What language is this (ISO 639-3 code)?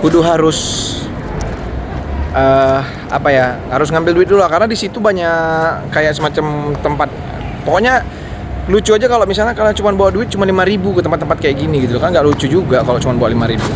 ind